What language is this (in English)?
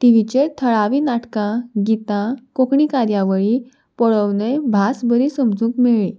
Konkani